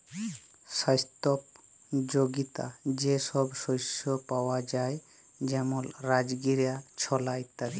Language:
Bangla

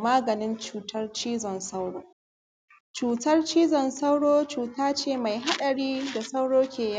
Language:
Hausa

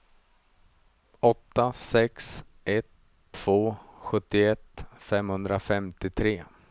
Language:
Swedish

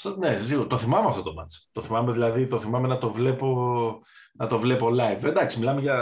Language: Greek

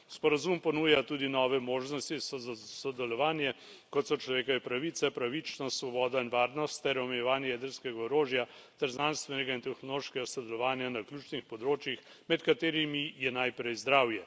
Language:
Slovenian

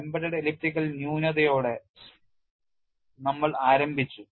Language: Malayalam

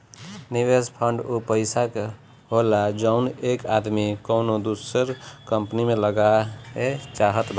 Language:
Bhojpuri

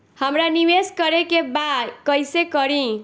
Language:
Bhojpuri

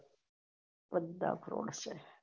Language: Gujarati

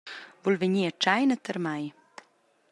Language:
Romansh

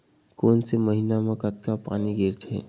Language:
Chhattisgarhi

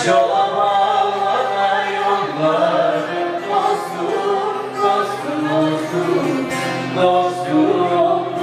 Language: Arabic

